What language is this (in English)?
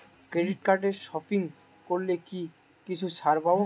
Bangla